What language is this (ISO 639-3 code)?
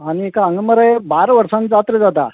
kok